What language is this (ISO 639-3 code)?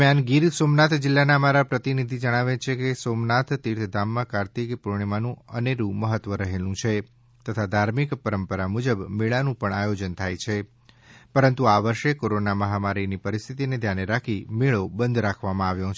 guj